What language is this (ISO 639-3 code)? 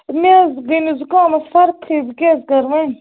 kas